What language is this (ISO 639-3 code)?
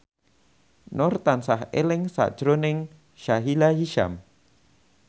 jav